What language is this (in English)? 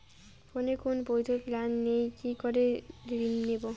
Bangla